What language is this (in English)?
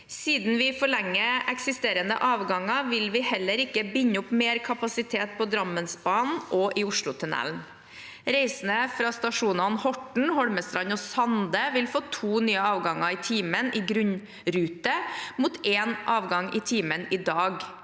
Norwegian